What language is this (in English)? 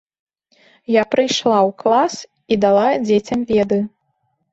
Belarusian